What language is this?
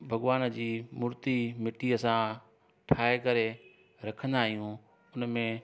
Sindhi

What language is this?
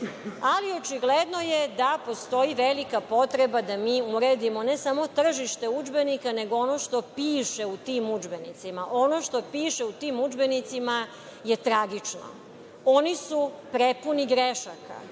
Serbian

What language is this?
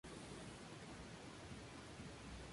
Spanish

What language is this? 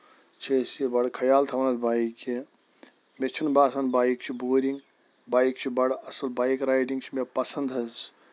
Kashmiri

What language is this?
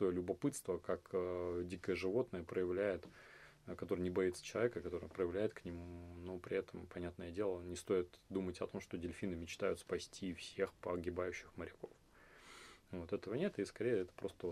Russian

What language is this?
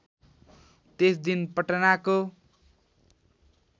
Nepali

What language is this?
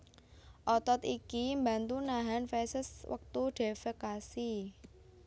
Javanese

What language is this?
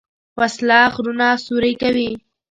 Pashto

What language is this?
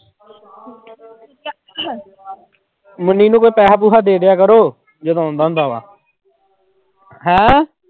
Punjabi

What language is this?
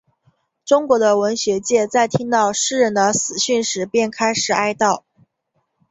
Chinese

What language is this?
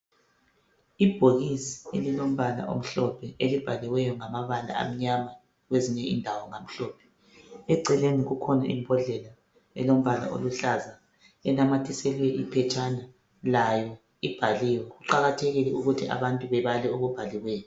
North Ndebele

